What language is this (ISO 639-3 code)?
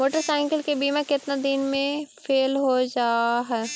mag